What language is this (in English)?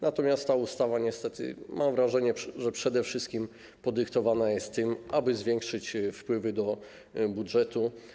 Polish